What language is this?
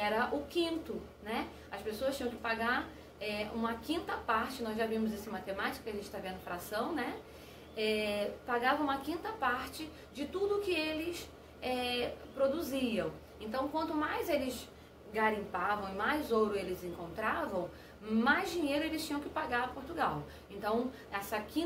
Portuguese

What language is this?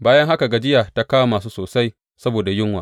Hausa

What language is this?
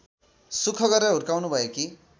Nepali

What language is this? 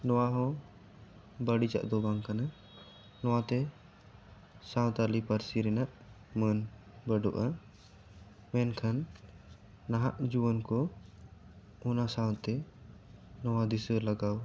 Santali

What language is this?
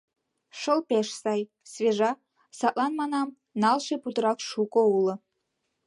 Mari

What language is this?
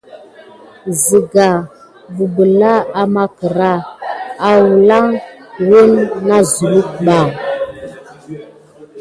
Gidar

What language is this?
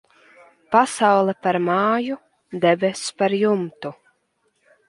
Latvian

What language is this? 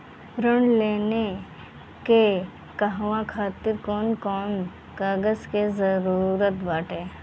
Bhojpuri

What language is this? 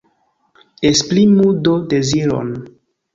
Esperanto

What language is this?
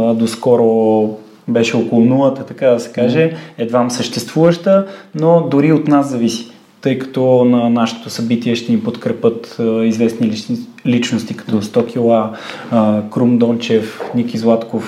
Bulgarian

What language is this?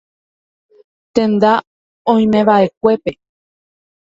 Guarani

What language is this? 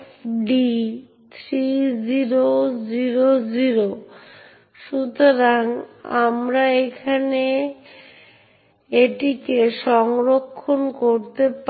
Bangla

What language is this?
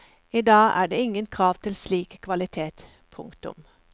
Norwegian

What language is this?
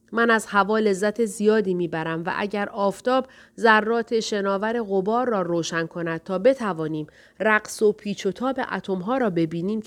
Persian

